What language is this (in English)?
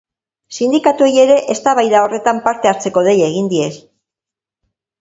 Basque